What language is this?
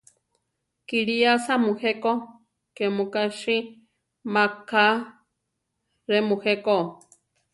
Central Tarahumara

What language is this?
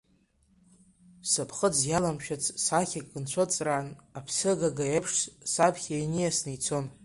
Abkhazian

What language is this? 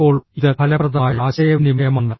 Malayalam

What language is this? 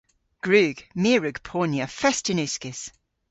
Cornish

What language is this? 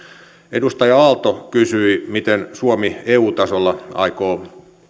Finnish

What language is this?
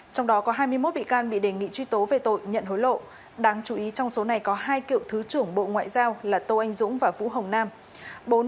Vietnamese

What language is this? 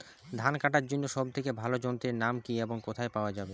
Bangla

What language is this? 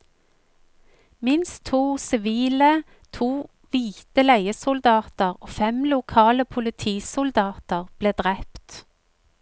Norwegian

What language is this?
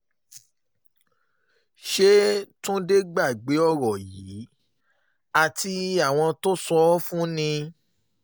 Yoruba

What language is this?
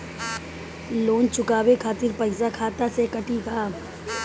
Bhojpuri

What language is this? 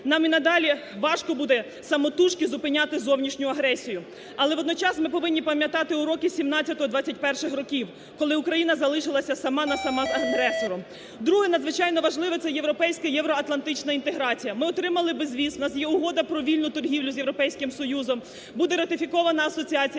Ukrainian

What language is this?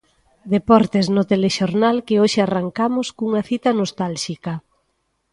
Galician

